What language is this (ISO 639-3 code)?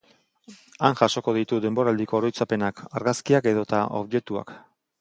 eus